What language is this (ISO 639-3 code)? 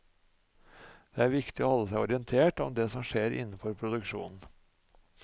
nor